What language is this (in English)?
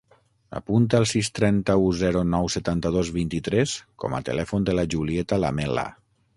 Catalan